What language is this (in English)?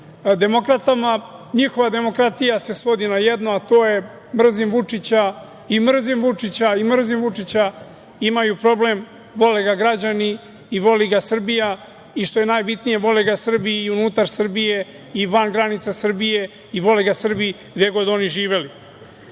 Serbian